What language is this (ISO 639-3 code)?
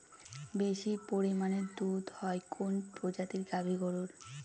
ben